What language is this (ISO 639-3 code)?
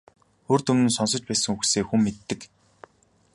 mon